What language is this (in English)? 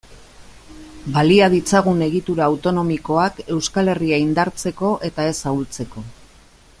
Basque